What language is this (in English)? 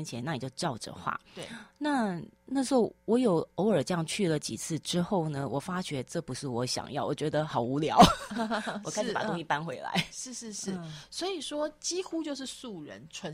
Chinese